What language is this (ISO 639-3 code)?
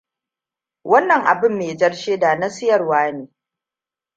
hau